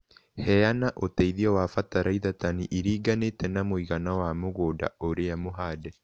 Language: Kikuyu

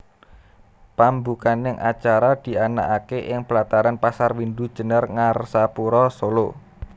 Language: Javanese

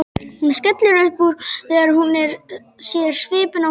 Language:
Icelandic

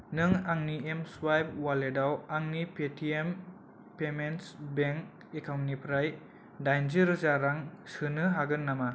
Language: Bodo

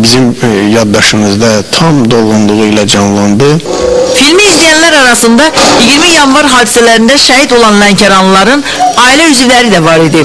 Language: Turkish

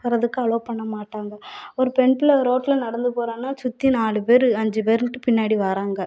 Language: Tamil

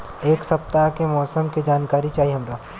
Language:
Bhojpuri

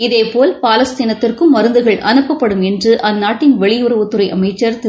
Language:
Tamil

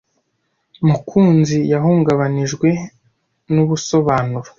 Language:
Kinyarwanda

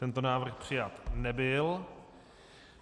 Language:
Czech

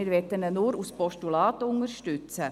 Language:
Swiss German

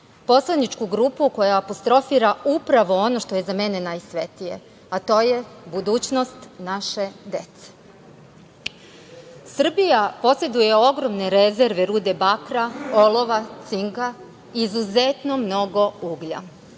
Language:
Serbian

